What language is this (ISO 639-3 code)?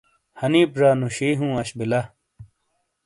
scl